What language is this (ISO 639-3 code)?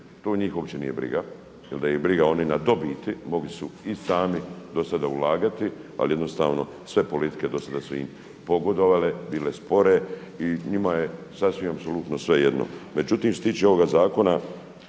hrv